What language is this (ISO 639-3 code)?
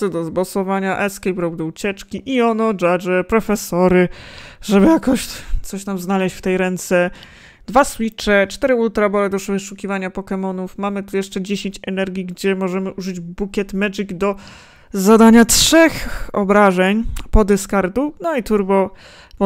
pol